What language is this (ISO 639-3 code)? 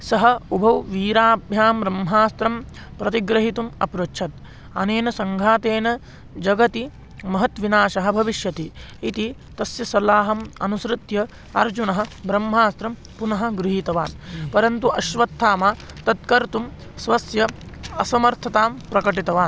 san